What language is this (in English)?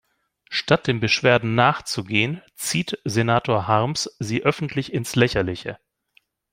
German